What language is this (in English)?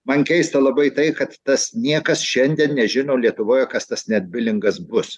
Lithuanian